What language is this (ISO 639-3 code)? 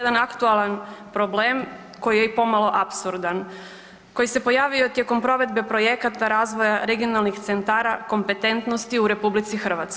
hrv